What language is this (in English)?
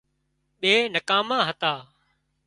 Wadiyara Koli